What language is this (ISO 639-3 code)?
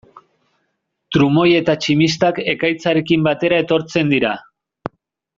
eus